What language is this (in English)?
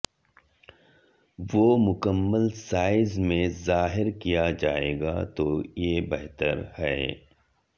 Urdu